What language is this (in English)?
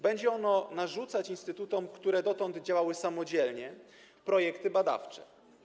Polish